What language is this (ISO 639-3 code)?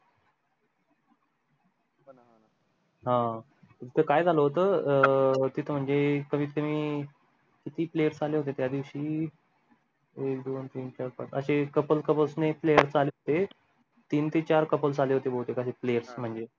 mar